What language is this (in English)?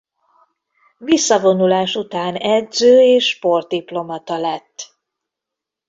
Hungarian